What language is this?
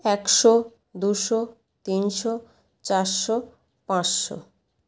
Bangla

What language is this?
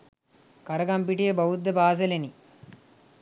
Sinhala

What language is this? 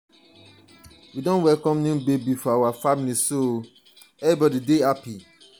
Nigerian Pidgin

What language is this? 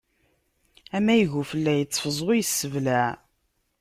Kabyle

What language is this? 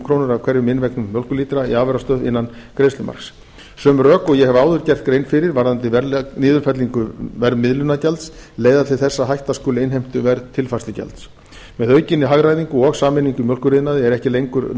Icelandic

